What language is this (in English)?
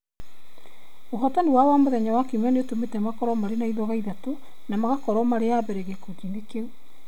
Kikuyu